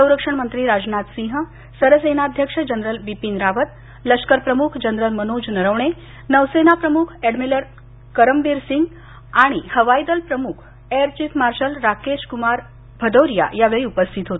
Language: Marathi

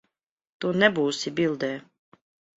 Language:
Latvian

